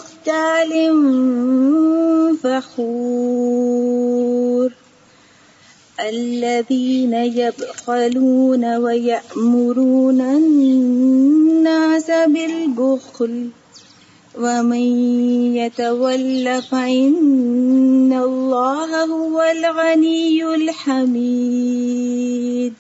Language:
Urdu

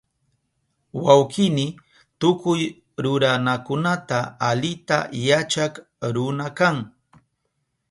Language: Southern Pastaza Quechua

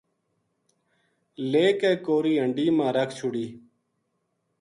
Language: Gujari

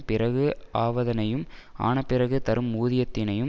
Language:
Tamil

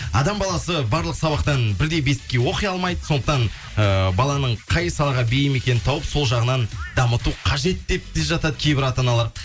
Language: Kazakh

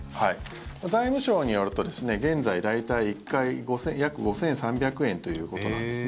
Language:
Japanese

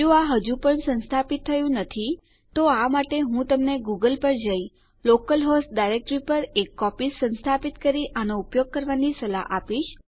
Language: Gujarati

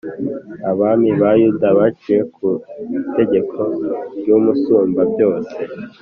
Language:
Kinyarwanda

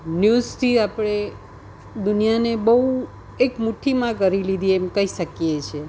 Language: Gujarati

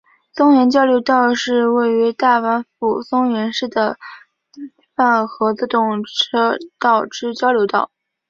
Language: Chinese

